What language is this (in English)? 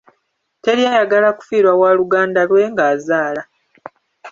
Ganda